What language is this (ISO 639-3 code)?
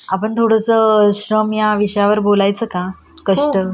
mar